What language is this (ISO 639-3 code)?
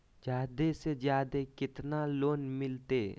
mag